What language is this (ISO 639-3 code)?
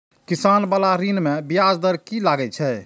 mai